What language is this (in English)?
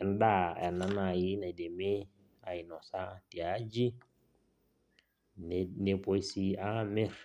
Masai